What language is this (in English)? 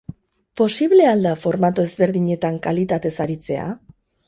Basque